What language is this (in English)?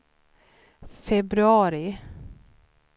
Swedish